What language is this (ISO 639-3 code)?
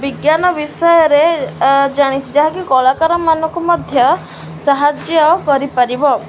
ori